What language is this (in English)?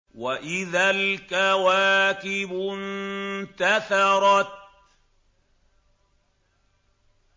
Arabic